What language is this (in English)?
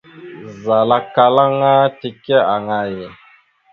Mada (Cameroon)